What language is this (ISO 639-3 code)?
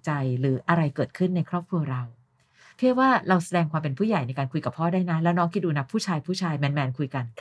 tha